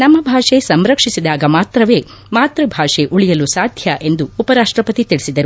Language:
Kannada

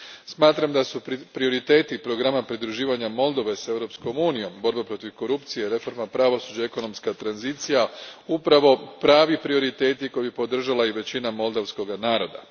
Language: Croatian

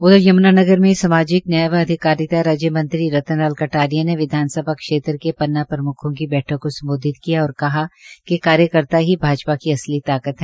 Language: Hindi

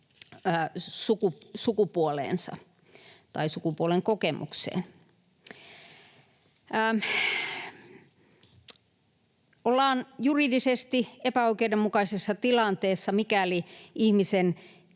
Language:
Finnish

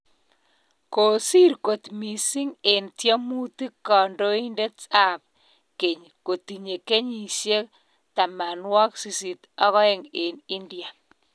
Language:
Kalenjin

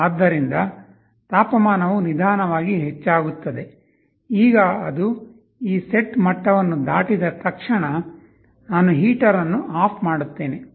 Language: Kannada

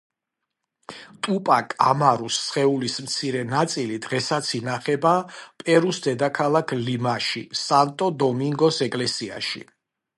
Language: Georgian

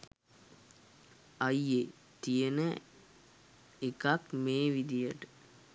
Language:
Sinhala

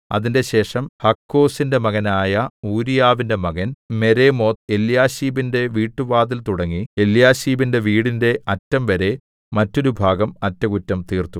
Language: Malayalam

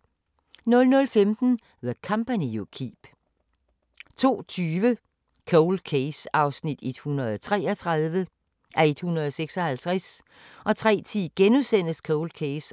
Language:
Danish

